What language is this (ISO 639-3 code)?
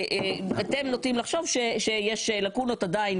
heb